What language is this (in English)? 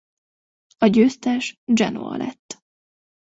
Hungarian